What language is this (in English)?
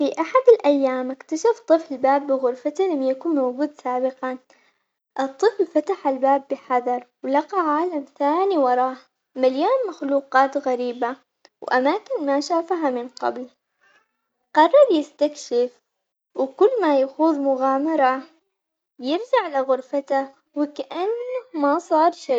Omani Arabic